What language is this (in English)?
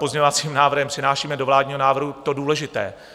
Czech